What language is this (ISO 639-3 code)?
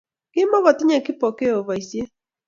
kln